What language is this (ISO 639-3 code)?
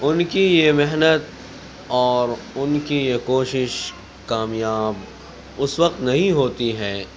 urd